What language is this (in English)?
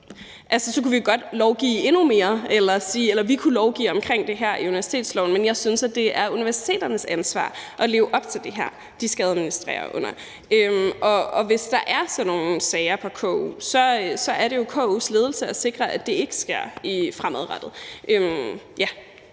Danish